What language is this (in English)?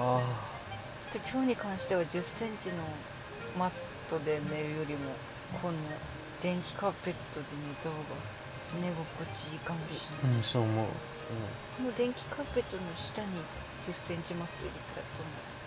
Japanese